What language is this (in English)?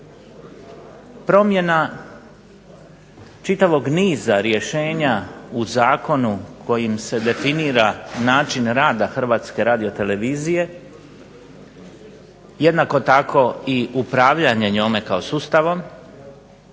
Croatian